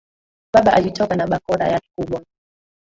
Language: Swahili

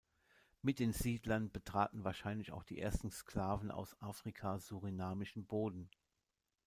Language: German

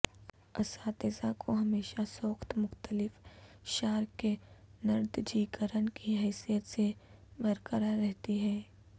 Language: Urdu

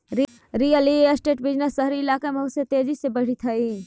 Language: Magahi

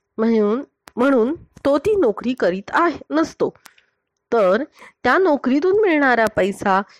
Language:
Marathi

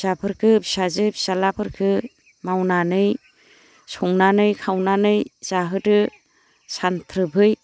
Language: Bodo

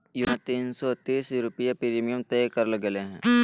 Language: Magahi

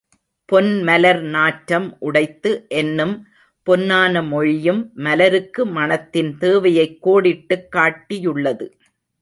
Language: Tamil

